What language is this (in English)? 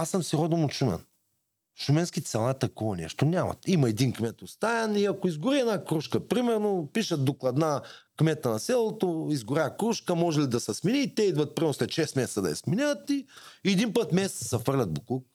Bulgarian